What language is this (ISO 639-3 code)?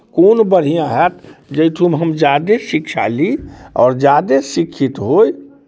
mai